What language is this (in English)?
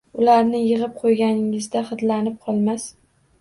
Uzbek